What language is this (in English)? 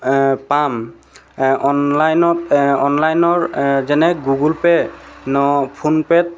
Assamese